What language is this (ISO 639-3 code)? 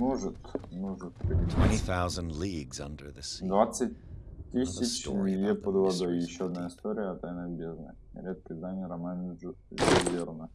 rus